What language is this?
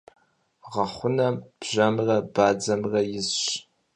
Kabardian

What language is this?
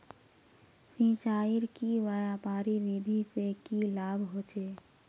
Magahi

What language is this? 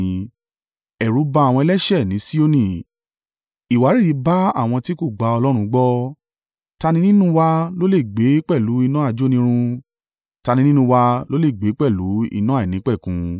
Yoruba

